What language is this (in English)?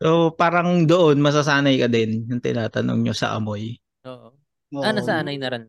Filipino